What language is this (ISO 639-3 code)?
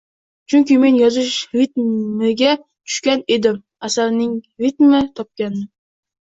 uzb